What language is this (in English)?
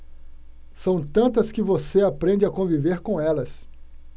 Portuguese